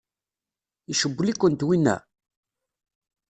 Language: Kabyle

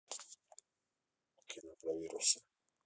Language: Russian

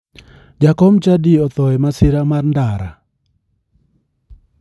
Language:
Luo (Kenya and Tanzania)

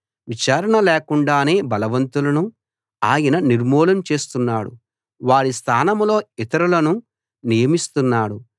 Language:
Telugu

